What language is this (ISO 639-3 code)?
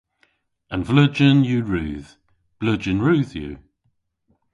cor